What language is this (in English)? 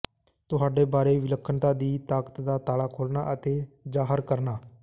Punjabi